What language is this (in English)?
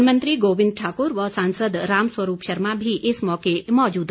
Hindi